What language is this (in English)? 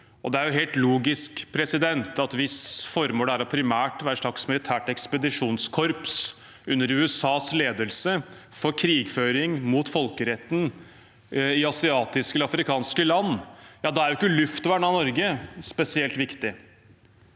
Norwegian